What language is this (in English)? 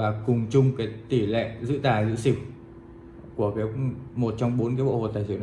Vietnamese